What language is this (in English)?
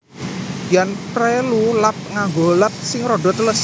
Javanese